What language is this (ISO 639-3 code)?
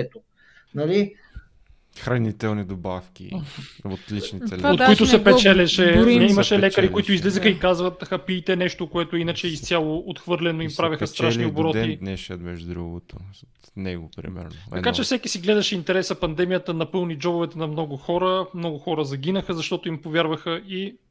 bul